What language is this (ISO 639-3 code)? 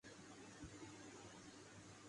urd